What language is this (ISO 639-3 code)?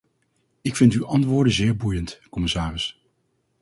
nld